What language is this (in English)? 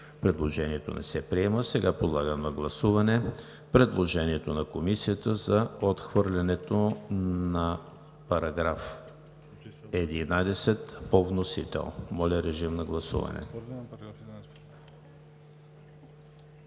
Bulgarian